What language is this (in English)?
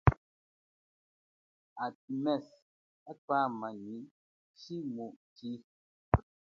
Chokwe